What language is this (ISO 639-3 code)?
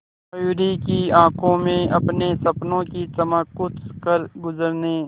hin